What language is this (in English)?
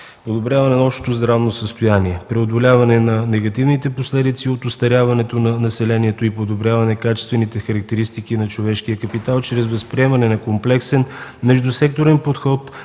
Bulgarian